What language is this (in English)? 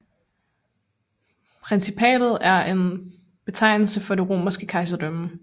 Danish